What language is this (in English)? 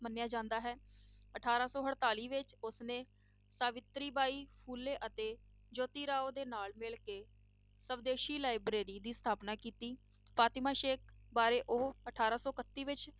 Punjabi